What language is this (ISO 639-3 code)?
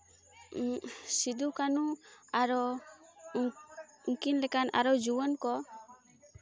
sat